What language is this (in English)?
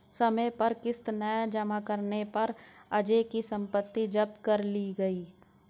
Hindi